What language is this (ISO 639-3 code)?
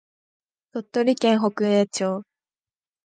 jpn